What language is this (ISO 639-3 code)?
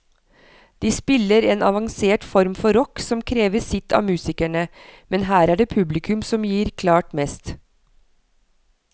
nor